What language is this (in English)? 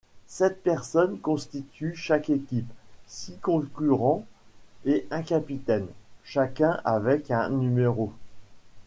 French